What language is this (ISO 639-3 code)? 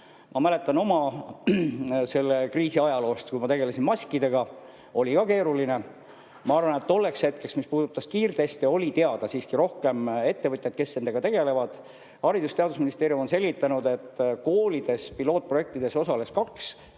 est